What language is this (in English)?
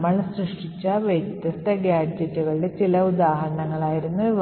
Malayalam